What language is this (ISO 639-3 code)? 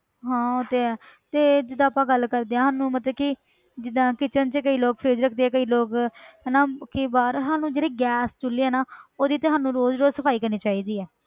pan